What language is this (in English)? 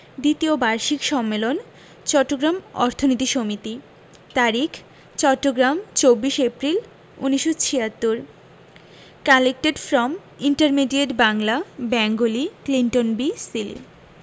Bangla